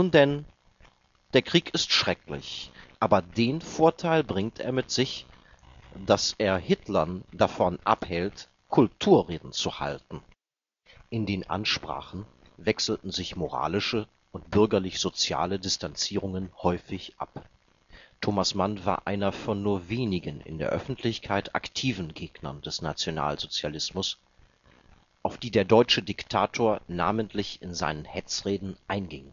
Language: German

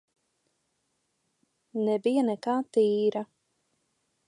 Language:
Latvian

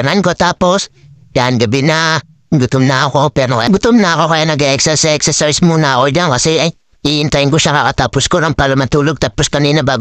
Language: Filipino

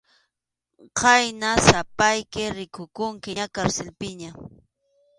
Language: Arequipa-La Unión Quechua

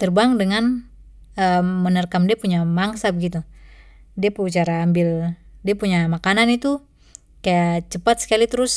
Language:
Papuan Malay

